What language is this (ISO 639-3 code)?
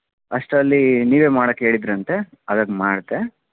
kan